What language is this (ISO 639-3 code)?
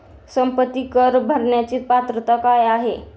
mar